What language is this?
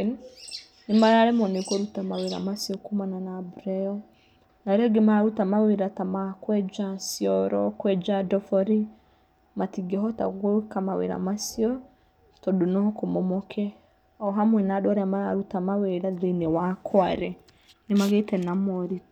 Kikuyu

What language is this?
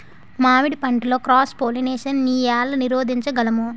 Telugu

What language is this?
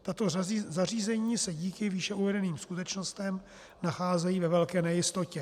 Czech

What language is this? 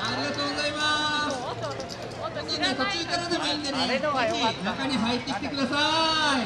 Japanese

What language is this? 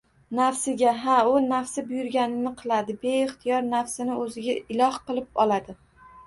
Uzbek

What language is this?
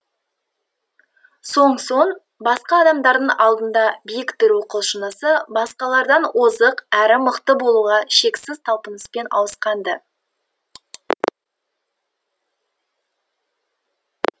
Kazakh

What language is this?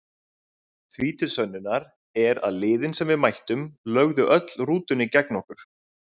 Icelandic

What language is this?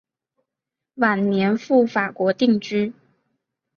Chinese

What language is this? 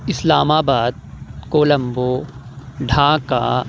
Urdu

